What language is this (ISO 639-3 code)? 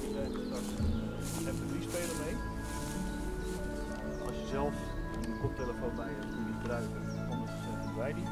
nld